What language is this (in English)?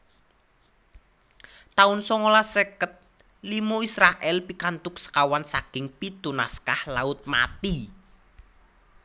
Javanese